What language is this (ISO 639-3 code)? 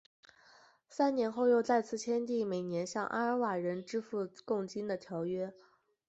zho